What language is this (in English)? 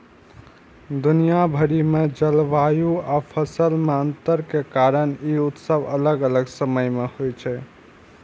Maithili